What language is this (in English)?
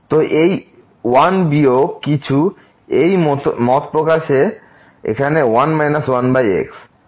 Bangla